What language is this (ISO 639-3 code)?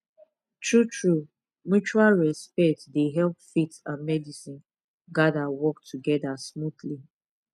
pcm